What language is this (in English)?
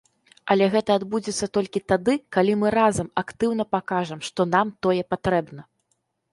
Belarusian